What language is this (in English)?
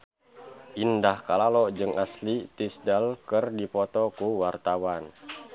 Sundanese